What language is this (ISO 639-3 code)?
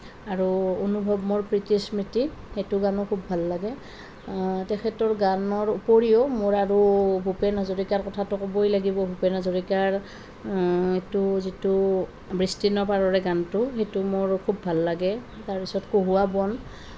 asm